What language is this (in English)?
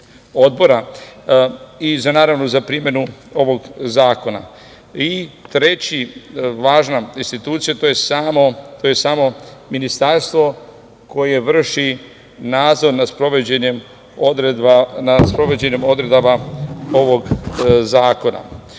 Serbian